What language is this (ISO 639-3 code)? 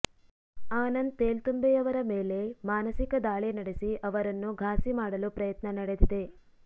kan